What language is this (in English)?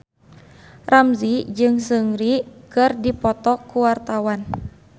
Sundanese